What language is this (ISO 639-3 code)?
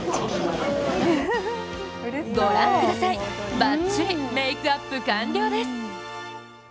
jpn